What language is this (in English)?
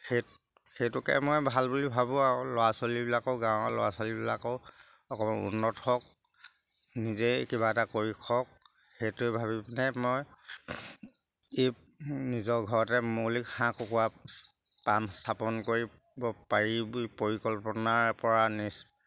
Assamese